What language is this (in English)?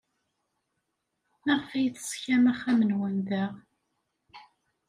Kabyle